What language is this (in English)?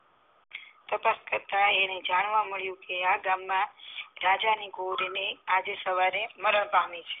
Gujarati